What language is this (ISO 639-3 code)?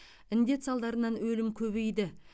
kaz